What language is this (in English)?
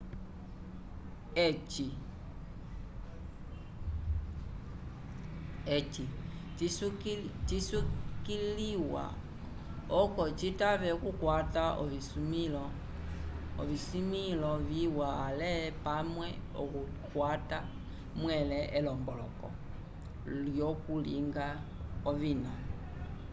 Umbundu